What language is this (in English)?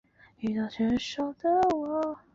Chinese